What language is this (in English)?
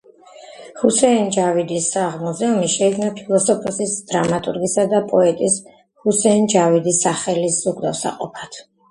Georgian